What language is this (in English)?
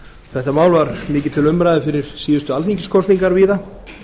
Icelandic